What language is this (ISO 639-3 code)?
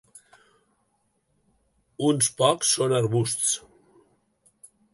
cat